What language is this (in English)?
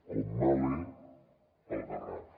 Catalan